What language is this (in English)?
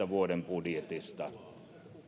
Finnish